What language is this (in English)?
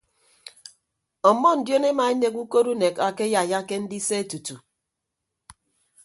Ibibio